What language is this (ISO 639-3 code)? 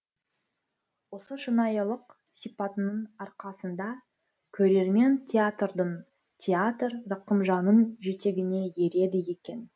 kaz